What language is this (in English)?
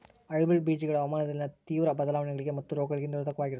Kannada